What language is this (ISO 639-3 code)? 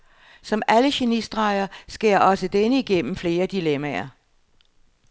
dan